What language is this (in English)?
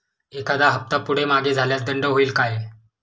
Marathi